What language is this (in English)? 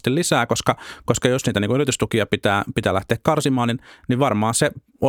Finnish